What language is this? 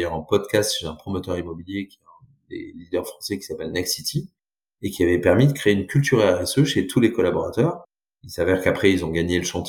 French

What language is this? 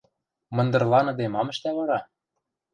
Western Mari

